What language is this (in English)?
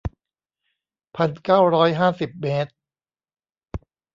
Thai